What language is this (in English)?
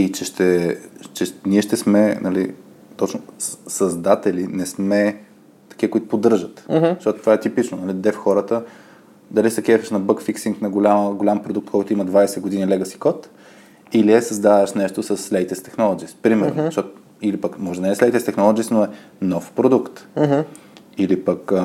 Bulgarian